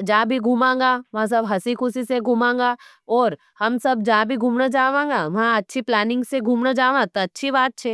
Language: Nimadi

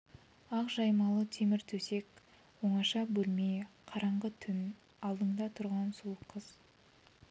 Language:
Kazakh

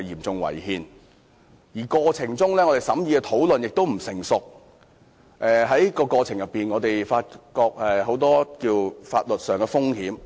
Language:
Cantonese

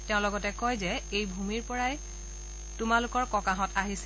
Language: Assamese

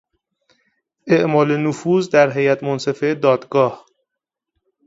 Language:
Persian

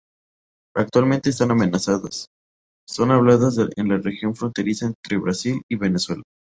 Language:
Spanish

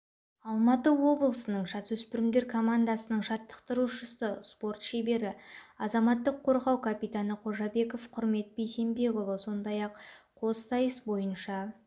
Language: Kazakh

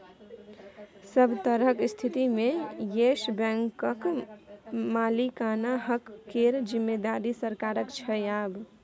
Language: Maithili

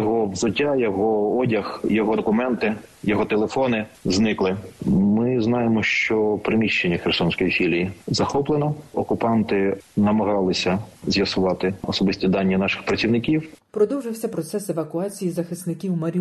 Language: Ukrainian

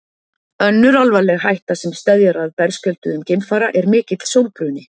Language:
Icelandic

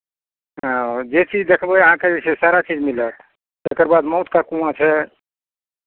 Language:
Maithili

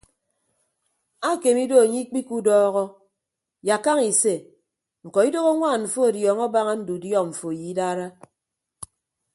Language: Ibibio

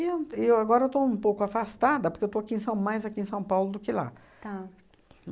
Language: Portuguese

